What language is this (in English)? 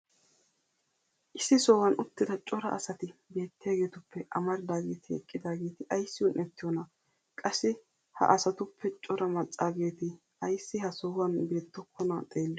Wolaytta